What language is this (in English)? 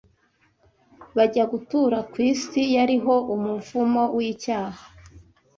Kinyarwanda